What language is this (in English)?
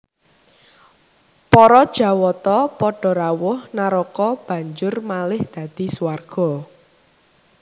Javanese